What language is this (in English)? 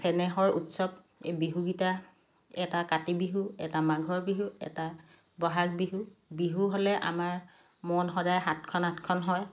Assamese